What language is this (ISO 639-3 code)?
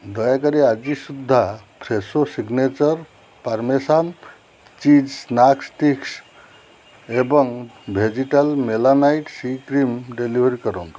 ori